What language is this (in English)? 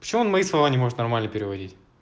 Russian